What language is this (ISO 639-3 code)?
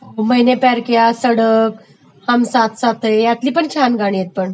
mar